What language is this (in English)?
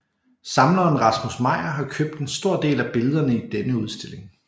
Danish